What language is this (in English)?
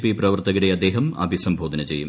Malayalam